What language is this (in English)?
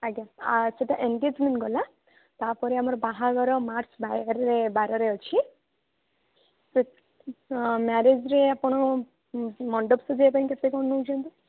Odia